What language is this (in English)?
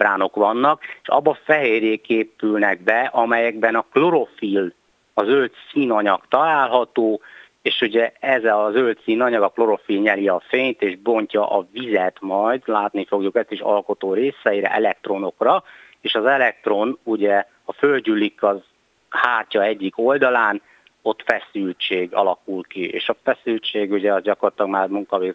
Hungarian